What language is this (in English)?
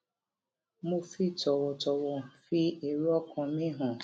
Yoruba